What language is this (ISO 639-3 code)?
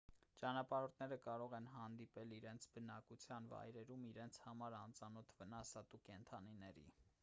hye